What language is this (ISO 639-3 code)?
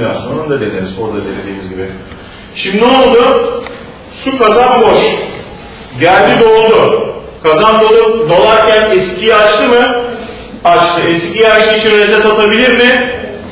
tur